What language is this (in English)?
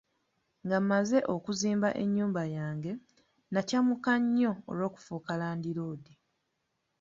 Ganda